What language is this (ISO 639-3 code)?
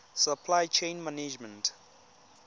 tsn